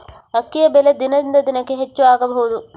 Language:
Kannada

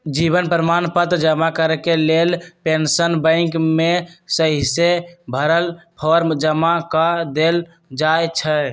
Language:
Magahi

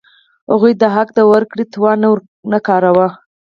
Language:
Pashto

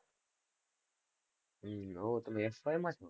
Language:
Gujarati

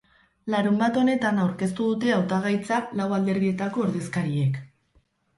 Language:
Basque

